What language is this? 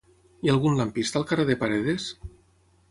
Catalan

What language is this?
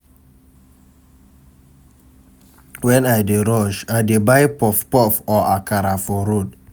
Nigerian Pidgin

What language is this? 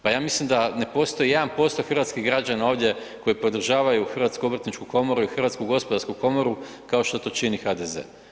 Croatian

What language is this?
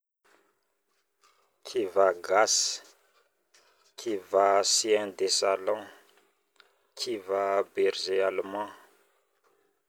Northern Betsimisaraka Malagasy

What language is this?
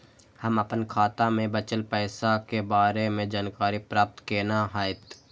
Maithili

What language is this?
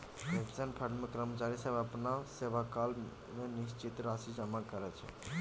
Maithili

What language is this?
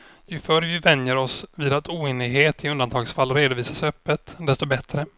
Swedish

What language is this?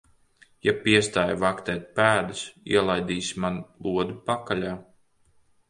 Latvian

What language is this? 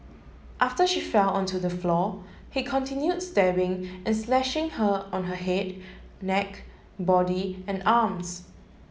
English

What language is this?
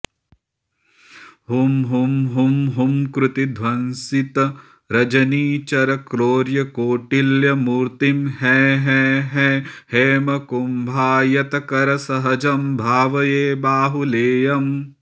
Sanskrit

